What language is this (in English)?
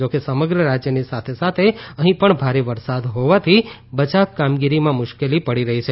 Gujarati